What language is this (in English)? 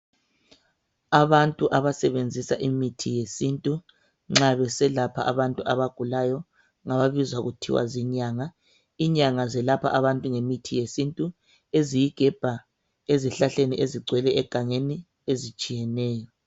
North Ndebele